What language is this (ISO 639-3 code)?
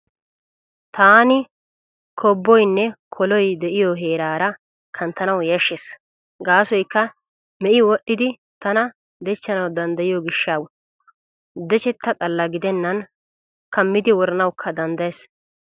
wal